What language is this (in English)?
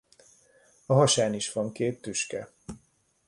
Hungarian